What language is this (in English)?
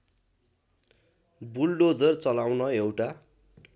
Nepali